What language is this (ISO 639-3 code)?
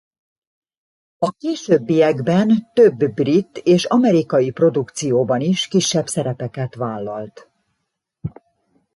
hun